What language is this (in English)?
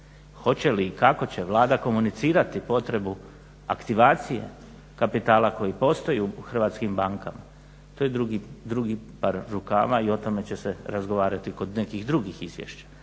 Croatian